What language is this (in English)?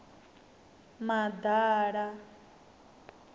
Venda